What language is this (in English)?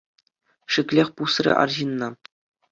Chuvash